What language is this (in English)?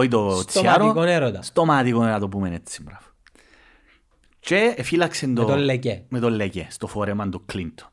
Greek